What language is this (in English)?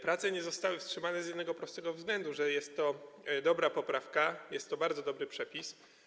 Polish